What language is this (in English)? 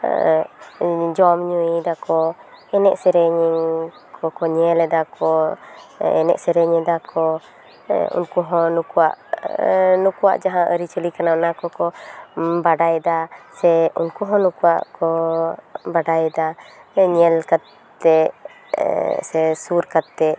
Santali